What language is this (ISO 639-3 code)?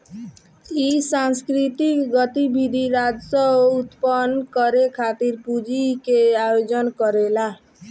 bho